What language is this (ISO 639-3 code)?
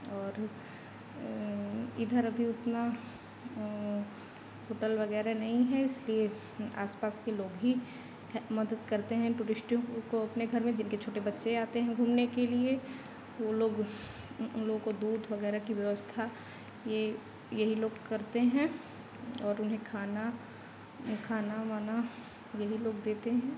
hin